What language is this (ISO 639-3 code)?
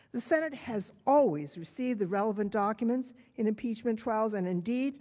eng